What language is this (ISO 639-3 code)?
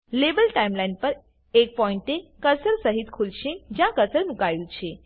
guj